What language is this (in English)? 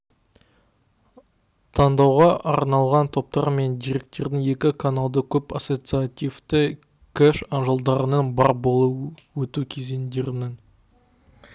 Kazakh